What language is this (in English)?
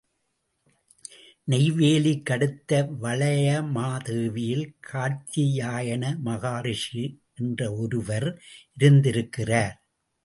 Tamil